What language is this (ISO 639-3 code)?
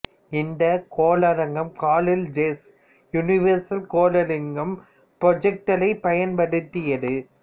tam